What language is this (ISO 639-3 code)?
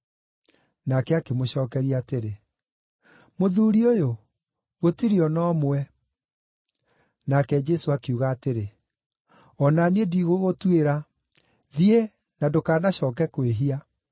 kik